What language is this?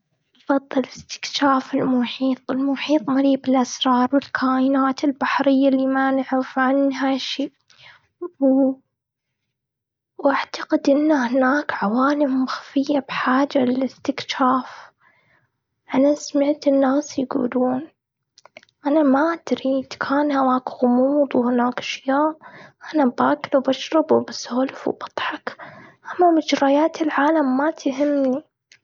Gulf Arabic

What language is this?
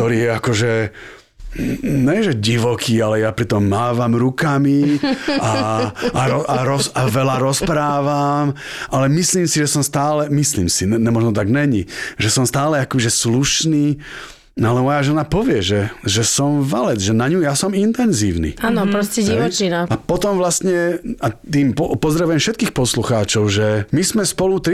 Slovak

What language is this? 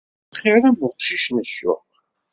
Kabyle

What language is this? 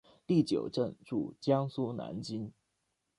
Chinese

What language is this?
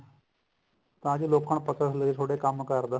Punjabi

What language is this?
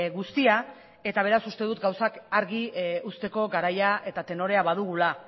Basque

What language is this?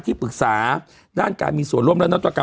Thai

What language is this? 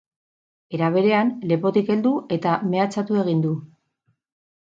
Basque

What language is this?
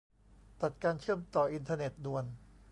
Thai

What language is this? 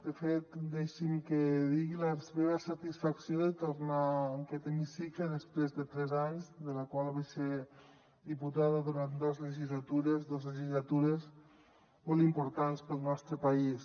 Catalan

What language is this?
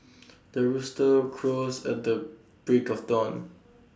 English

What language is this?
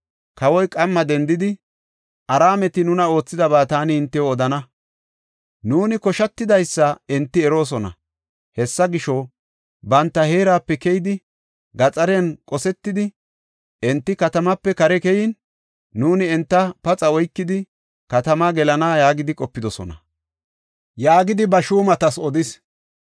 Gofa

